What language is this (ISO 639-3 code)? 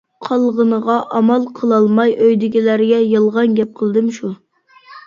uig